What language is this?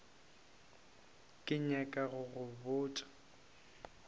Northern Sotho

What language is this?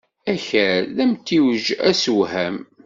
Kabyle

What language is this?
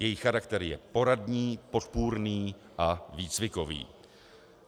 Czech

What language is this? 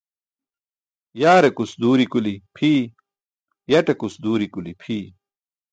Burushaski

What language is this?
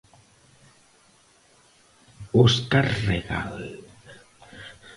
Galician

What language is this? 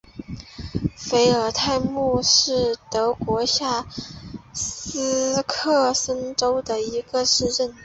Chinese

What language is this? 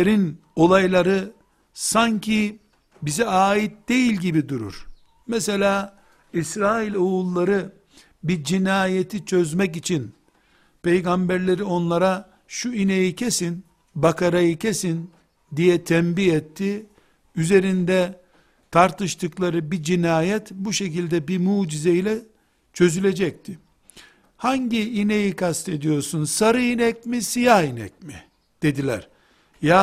Turkish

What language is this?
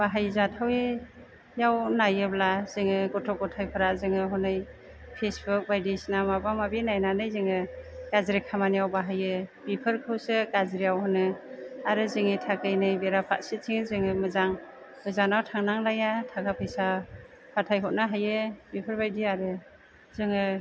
Bodo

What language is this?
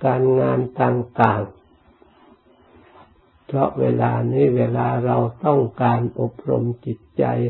Thai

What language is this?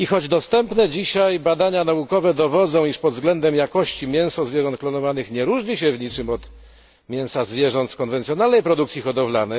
Polish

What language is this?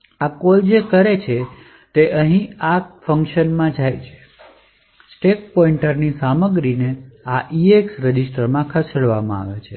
Gujarati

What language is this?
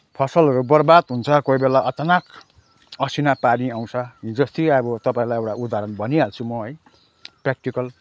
Nepali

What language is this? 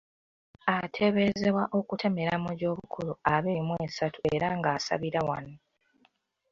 Ganda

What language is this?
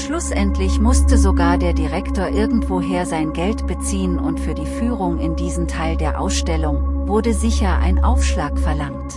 German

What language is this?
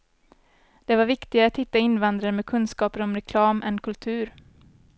Swedish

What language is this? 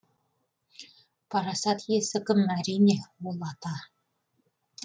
Kazakh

